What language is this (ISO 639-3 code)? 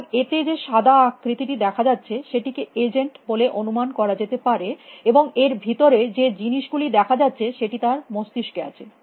ben